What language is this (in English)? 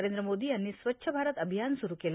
Marathi